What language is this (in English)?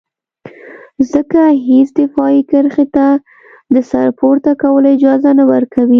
Pashto